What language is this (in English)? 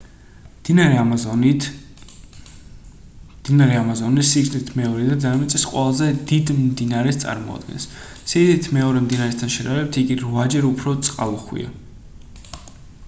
Georgian